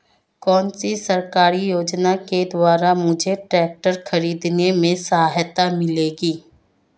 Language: Hindi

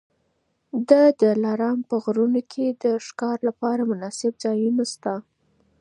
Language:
Pashto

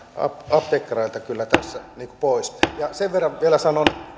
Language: Finnish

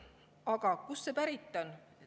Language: Estonian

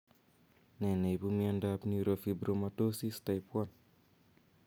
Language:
Kalenjin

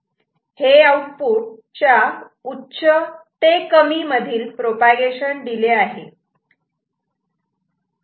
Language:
Marathi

